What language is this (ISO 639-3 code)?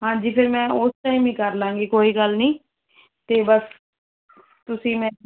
pan